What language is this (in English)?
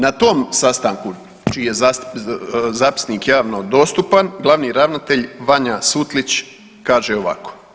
Croatian